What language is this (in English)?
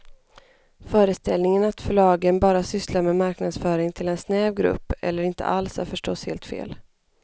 Swedish